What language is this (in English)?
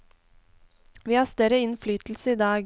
Norwegian